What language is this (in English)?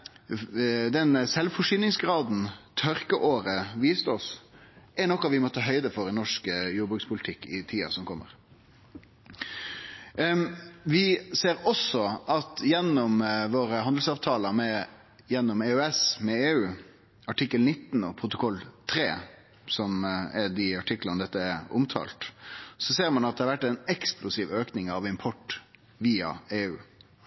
Norwegian Nynorsk